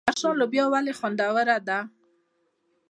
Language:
Pashto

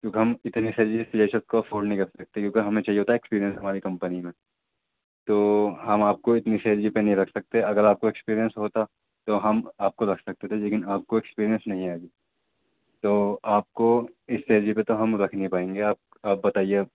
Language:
Urdu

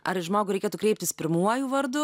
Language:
Lithuanian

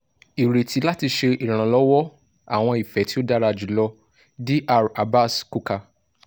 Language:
Yoruba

